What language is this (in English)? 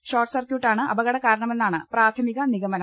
Malayalam